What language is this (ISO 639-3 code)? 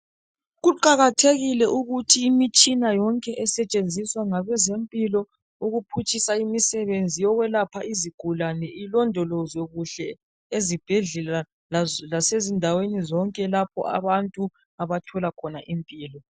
nde